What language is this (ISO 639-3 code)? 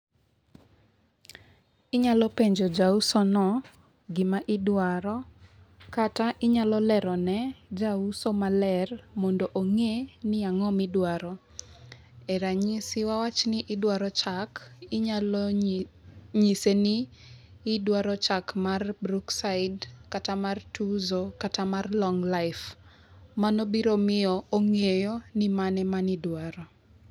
luo